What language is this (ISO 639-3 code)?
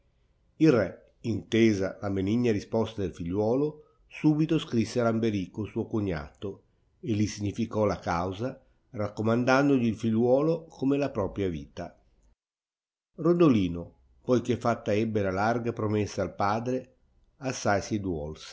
ita